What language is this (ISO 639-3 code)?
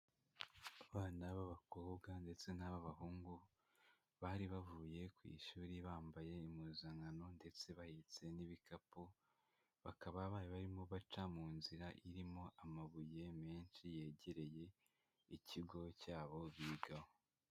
kin